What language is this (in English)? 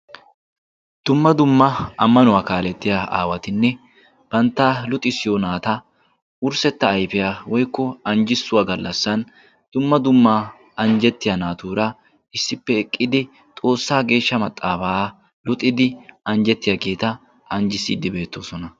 Wolaytta